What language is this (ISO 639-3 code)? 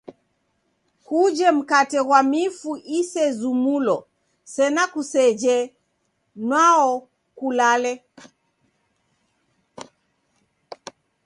dav